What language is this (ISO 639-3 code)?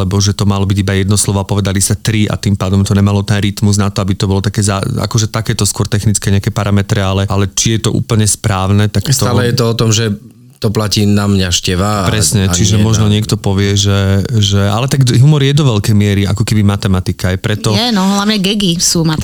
slk